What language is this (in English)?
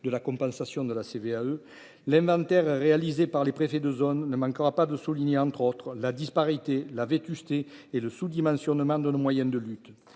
French